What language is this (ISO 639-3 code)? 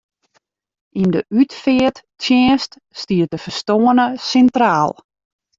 fry